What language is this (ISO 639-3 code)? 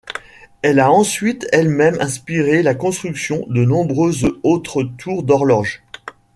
fra